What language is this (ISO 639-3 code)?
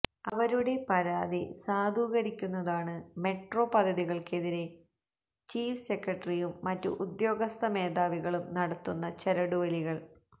mal